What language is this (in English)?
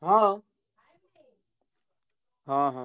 Odia